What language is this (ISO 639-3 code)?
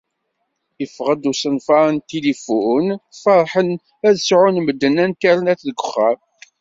kab